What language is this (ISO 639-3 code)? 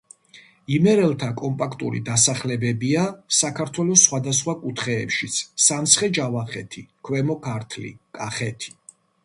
kat